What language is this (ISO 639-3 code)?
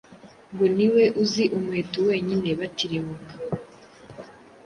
kin